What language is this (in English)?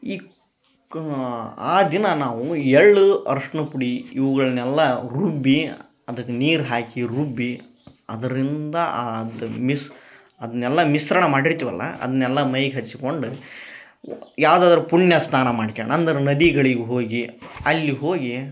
Kannada